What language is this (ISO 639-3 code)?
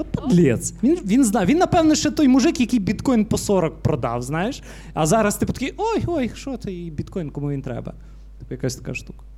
ukr